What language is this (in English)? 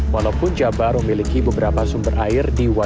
Indonesian